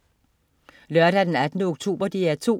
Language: Danish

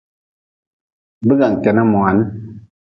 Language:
Nawdm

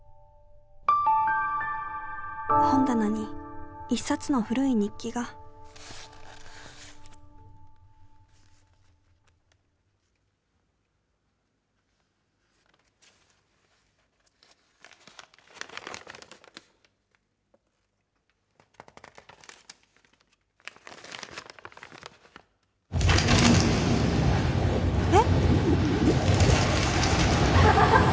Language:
Japanese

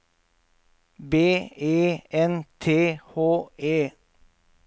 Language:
Norwegian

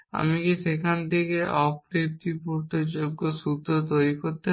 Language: Bangla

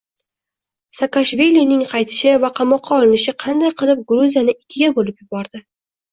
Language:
Uzbek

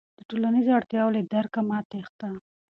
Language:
Pashto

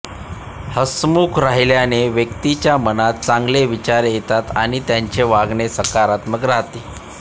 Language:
Marathi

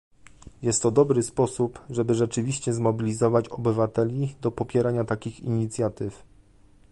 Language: Polish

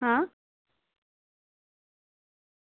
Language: Gujarati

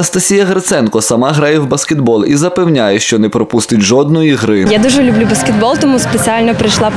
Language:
Ukrainian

